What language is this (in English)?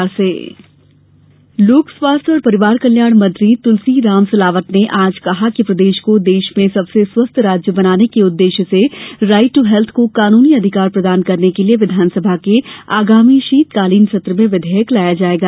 Hindi